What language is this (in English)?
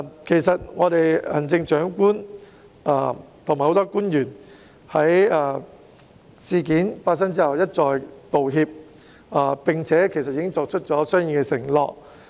Cantonese